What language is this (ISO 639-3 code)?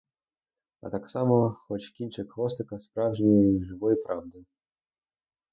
ukr